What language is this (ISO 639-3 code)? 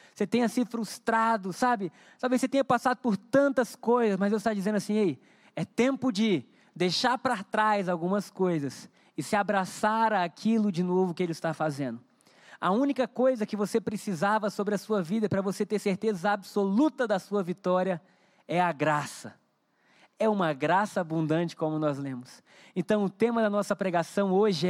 por